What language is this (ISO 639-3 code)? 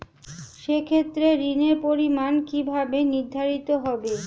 ben